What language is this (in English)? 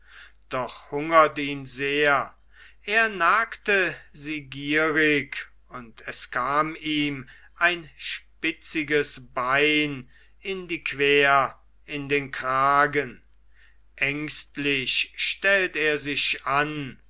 German